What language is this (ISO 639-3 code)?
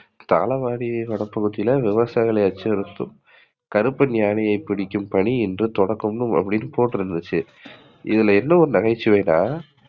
tam